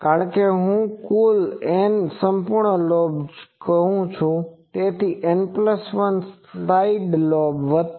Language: Gujarati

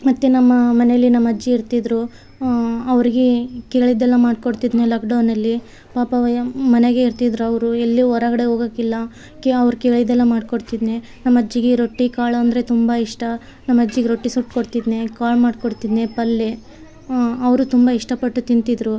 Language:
Kannada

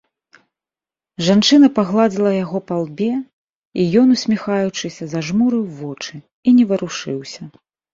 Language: Belarusian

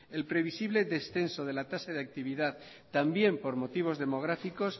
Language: Spanish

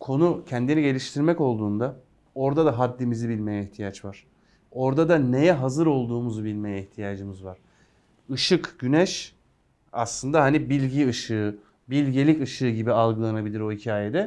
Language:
Turkish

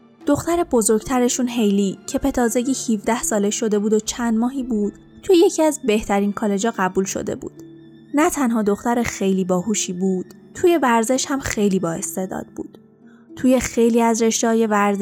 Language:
Persian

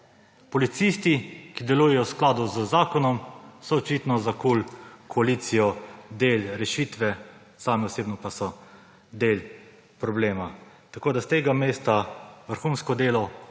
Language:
Slovenian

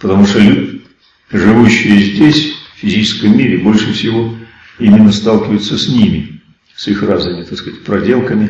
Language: Russian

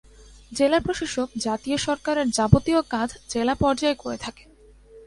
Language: Bangla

